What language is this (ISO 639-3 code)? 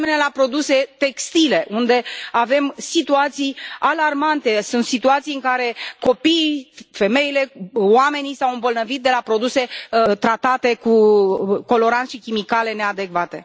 ron